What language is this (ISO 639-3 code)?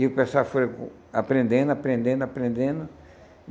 por